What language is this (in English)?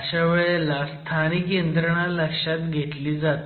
Marathi